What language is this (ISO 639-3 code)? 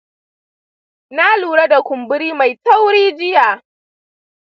hau